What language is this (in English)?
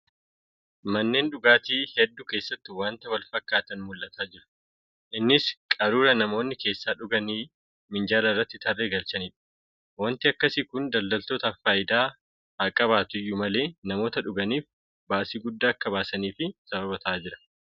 Oromo